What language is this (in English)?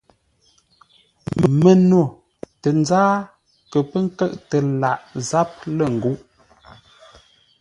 Ngombale